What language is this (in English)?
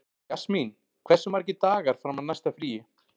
Icelandic